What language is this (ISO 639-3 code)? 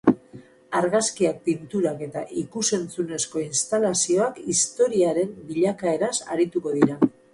eus